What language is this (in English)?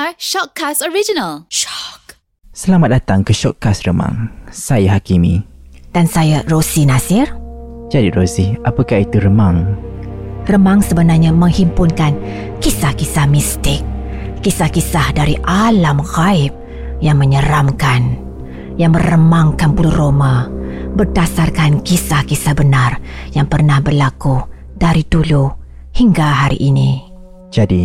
Malay